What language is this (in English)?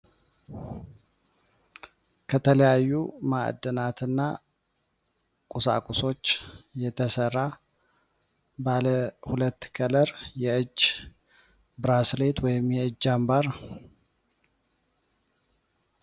Amharic